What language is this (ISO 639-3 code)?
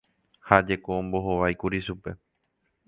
grn